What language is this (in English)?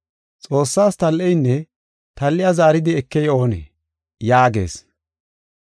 Gofa